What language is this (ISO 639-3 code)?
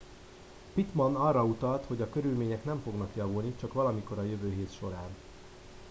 hun